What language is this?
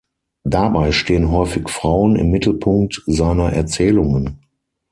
German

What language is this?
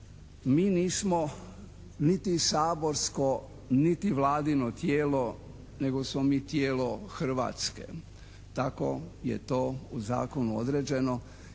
Croatian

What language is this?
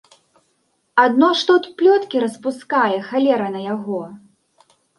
Belarusian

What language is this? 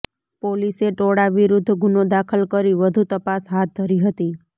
Gujarati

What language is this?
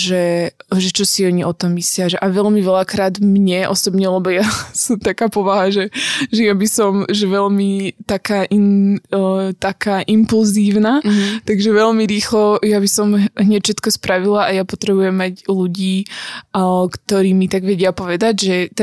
Slovak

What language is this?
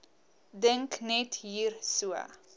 Afrikaans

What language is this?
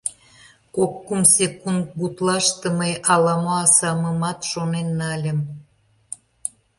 Mari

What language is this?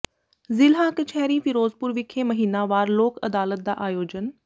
Punjabi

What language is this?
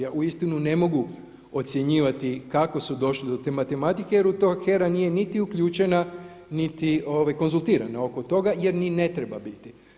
Croatian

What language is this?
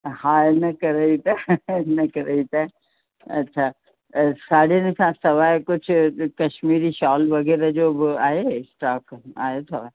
Sindhi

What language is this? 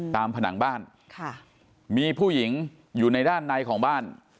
Thai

